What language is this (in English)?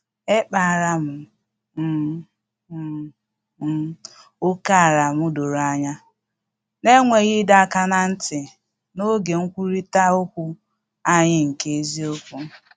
Igbo